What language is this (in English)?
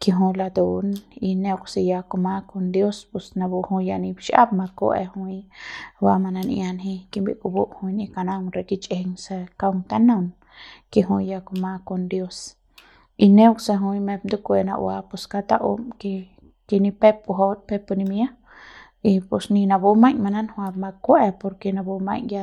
Central Pame